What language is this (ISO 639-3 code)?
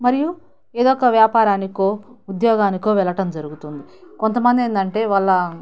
tel